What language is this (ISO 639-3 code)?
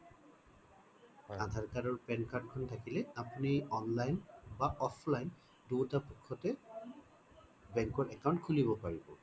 asm